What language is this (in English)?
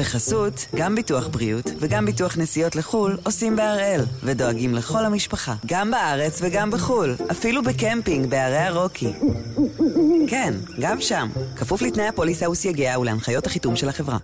Hebrew